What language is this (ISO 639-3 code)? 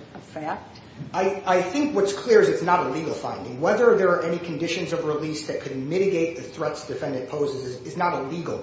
eng